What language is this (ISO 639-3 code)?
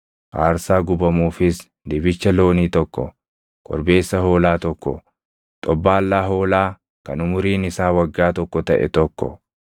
orm